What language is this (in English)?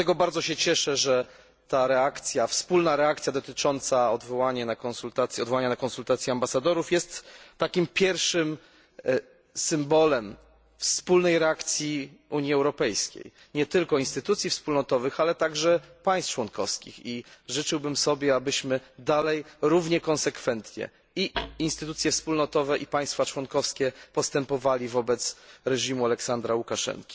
Polish